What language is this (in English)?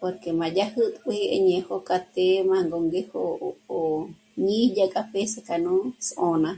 Michoacán Mazahua